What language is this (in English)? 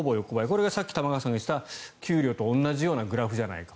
Japanese